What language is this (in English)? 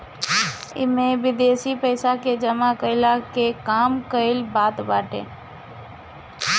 Bhojpuri